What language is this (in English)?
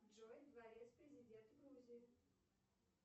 Russian